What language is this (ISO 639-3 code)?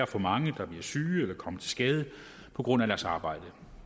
dan